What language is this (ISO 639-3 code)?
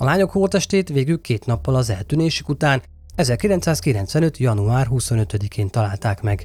hun